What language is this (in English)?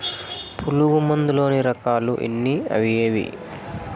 Telugu